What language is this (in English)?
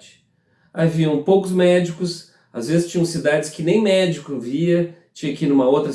Portuguese